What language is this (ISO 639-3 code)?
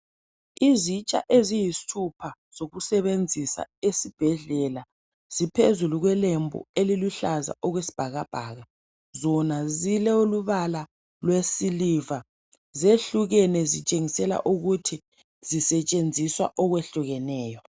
nde